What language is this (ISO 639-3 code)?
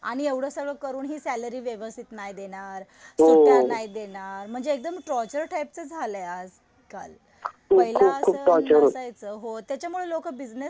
mar